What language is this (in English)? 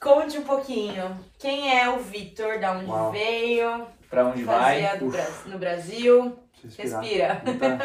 Portuguese